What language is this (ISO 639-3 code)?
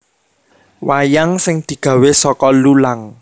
jav